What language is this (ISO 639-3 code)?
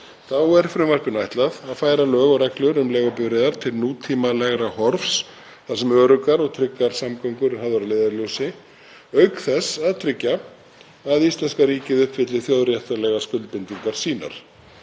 isl